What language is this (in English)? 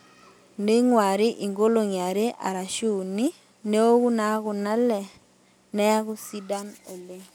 Masai